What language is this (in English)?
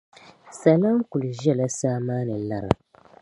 Dagbani